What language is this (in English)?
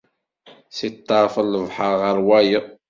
Kabyle